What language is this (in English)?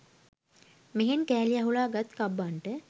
Sinhala